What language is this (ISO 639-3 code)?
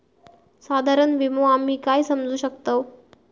mar